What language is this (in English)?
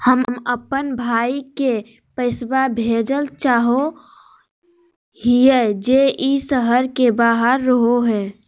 Magahi